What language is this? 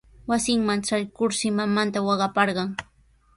Sihuas Ancash Quechua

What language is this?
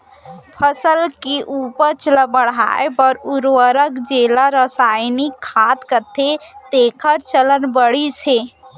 Chhattisgarhi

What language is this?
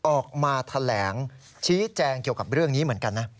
Thai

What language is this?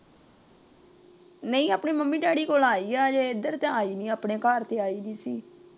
Punjabi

